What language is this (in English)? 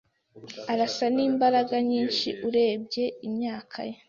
Kinyarwanda